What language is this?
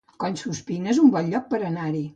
Catalan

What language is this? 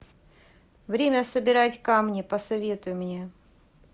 Russian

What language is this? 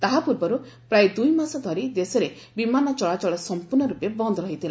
Odia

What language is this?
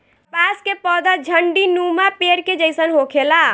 Bhojpuri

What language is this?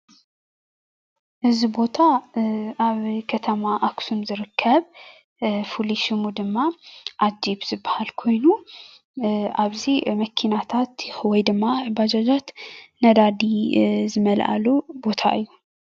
Tigrinya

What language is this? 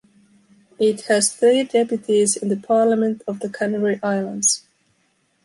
English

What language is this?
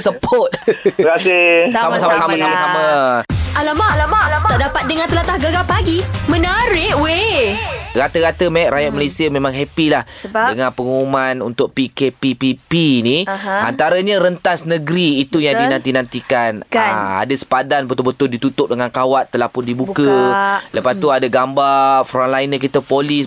Malay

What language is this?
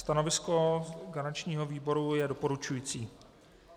Czech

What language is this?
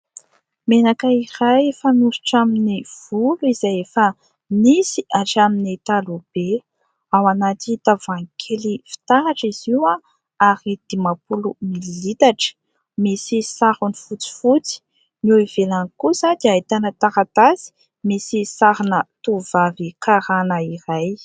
Malagasy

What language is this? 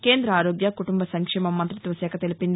Telugu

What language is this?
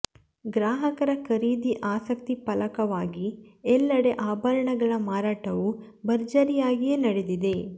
Kannada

